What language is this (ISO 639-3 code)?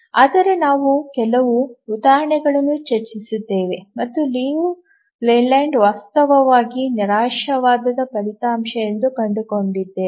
kan